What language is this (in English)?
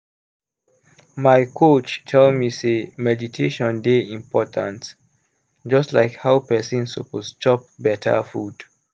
Nigerian Pidgin